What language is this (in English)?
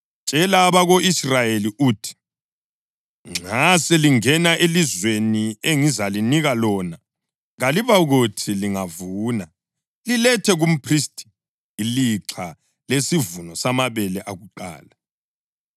North Ndebele